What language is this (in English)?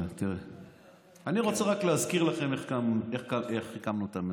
Hebrew